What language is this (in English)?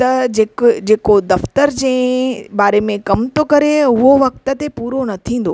Sindhi